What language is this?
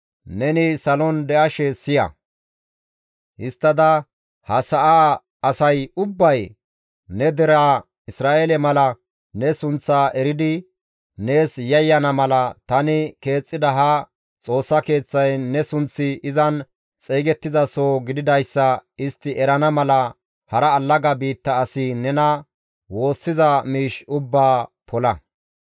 Gamo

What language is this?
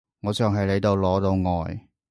Cantonese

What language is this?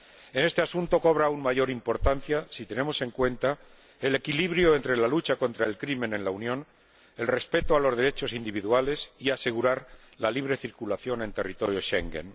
Spanish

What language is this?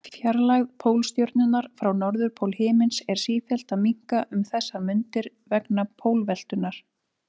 Icelandic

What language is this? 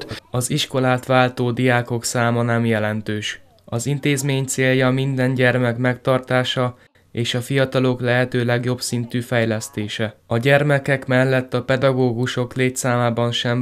Hungarian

